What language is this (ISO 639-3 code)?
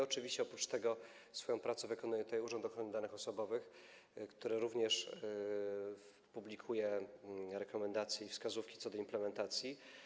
pol